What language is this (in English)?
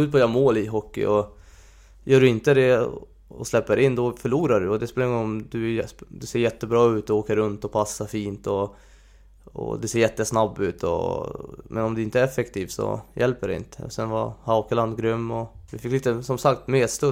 Swedish